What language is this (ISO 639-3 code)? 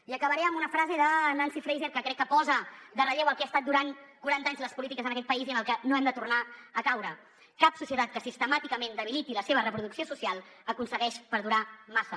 cat